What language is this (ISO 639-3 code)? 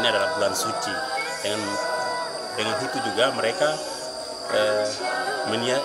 ind